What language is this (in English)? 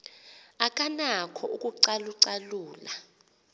Xhosa